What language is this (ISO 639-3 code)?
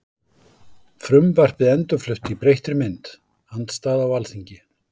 isl